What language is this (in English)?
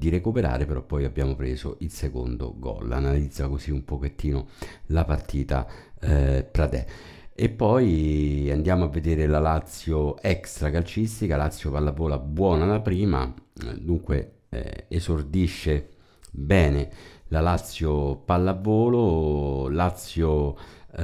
Italian